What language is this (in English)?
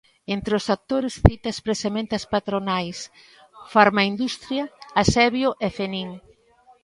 Galician